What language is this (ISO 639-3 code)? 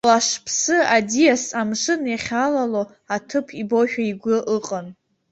abk